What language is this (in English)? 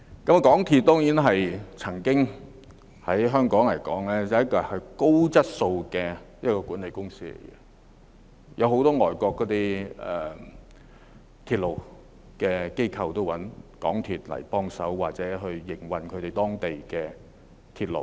Cantonese